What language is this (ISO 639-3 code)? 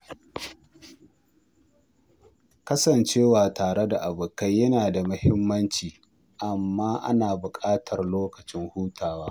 hau